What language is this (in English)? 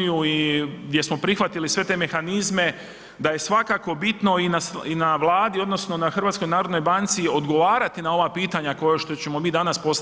Croatian